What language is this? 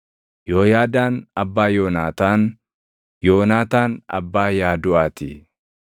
Oromo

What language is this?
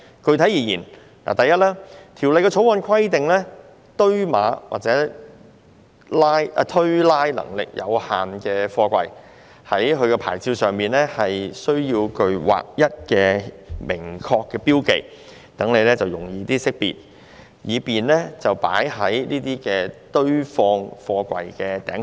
Cantonese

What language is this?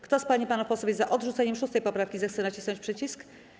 Polish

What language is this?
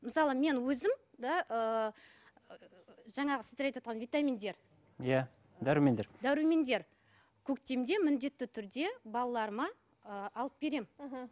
Kazakh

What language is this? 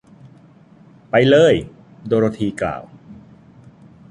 Thai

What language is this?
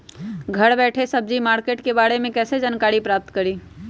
Magahi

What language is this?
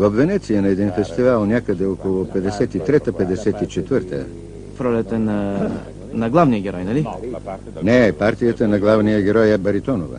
Bulgarian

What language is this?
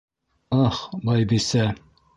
Bashkir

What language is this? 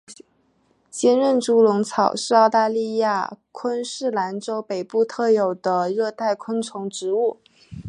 Chinese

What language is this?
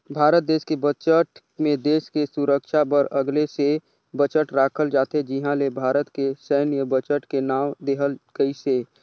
Chhattisgarhi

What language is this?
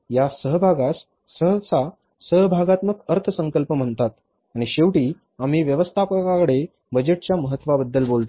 Marathi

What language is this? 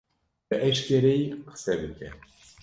Kurdish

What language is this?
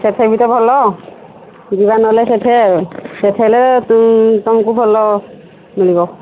Odia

